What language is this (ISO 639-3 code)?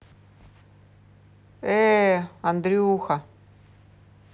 rus